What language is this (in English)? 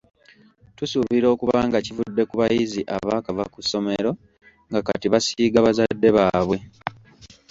Ganda